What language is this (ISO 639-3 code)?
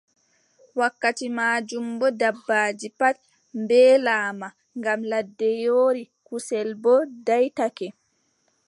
fub